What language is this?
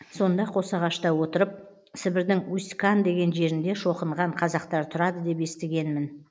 Kazakh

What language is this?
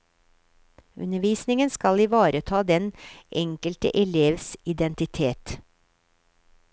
Norwegian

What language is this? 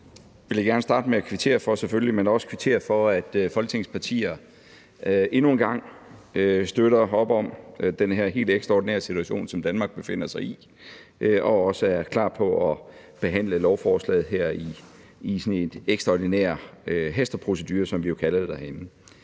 Danish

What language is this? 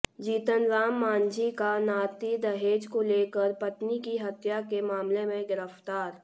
Hindi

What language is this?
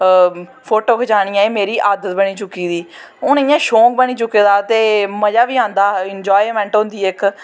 Dogri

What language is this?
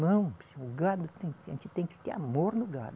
Portuguese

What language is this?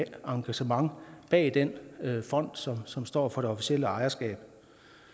Danish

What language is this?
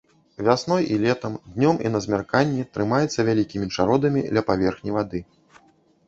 Belarusian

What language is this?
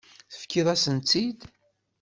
Kabyle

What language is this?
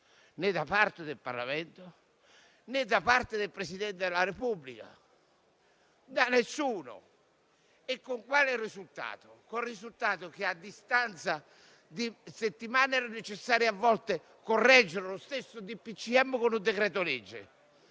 Italian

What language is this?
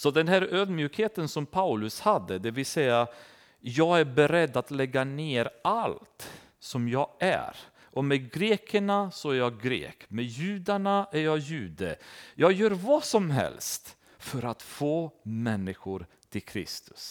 Swedish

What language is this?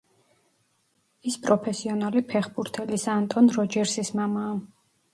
Georgian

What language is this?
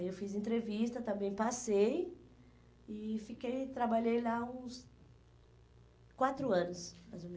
Portuguese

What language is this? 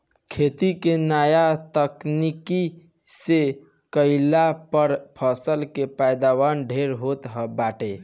Bhojpuri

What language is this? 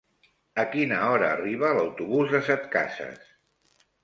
Catalan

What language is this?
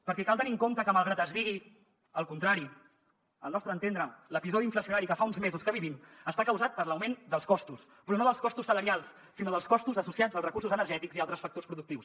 Catalan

